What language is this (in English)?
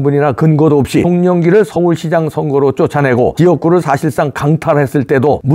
Korean